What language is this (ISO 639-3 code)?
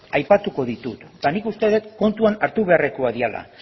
eus